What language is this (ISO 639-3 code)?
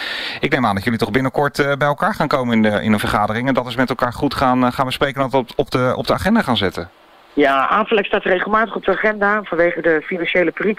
nld